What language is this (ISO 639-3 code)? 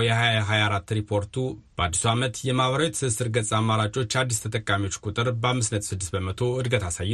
amh